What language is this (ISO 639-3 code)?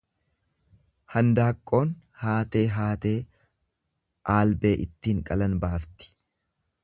orm